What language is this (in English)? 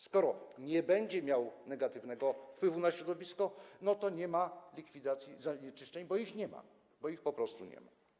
Polish